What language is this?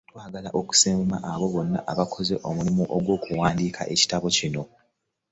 Ganda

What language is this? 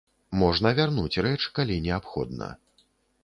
Belarusian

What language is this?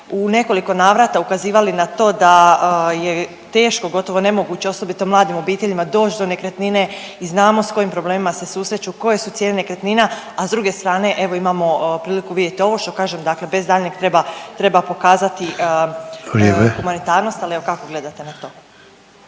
Croatian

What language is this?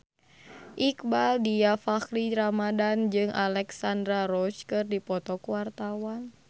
Sundanese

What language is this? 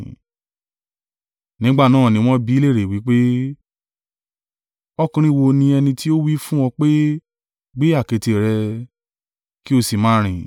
Yoruba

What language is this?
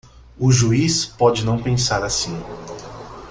Portuguese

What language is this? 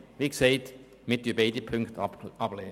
Swiss German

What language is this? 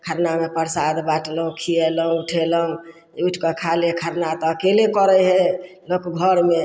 Maithili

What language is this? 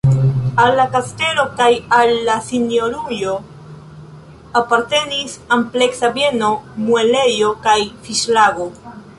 Esperanto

